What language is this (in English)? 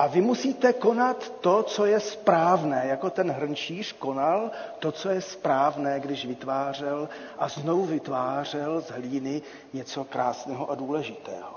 Czech